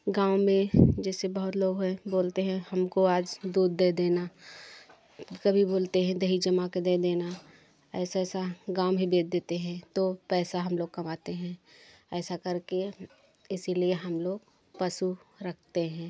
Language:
Hindi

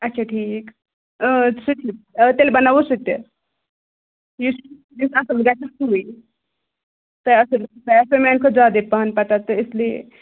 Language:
Kashmiri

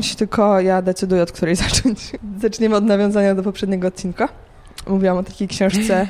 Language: Polish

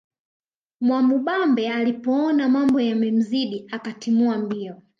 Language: Swahili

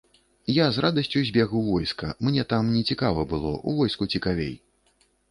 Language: Belarusian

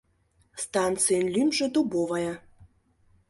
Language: Mari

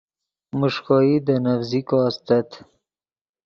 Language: Yidgha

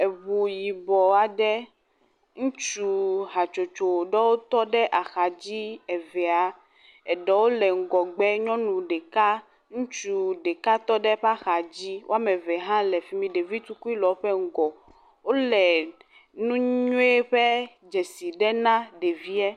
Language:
Ewe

